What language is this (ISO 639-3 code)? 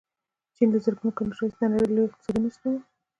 pus